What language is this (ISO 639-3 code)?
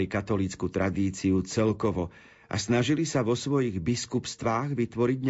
slk